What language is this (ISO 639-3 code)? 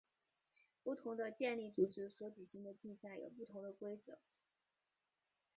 zho